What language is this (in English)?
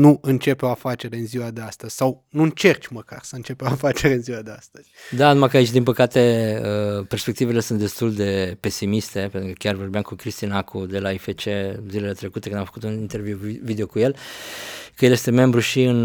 Romanian